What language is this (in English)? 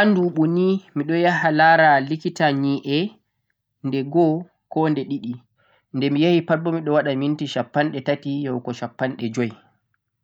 Central-Eastern Niger Fulfulde